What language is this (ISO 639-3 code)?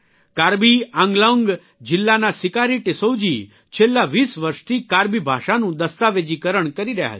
guj